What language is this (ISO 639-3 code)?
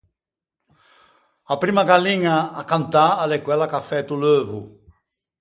lij